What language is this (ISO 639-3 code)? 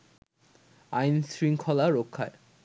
ben